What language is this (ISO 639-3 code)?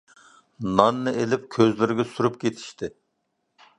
uig